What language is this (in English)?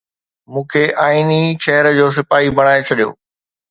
Sindhi